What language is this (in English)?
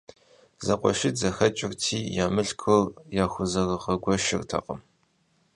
Kabardian